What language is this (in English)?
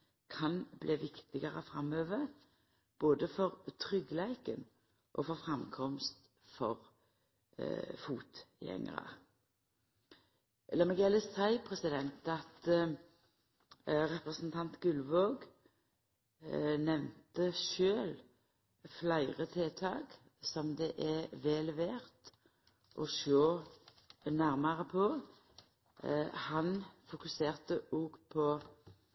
Norwegian Nynorsk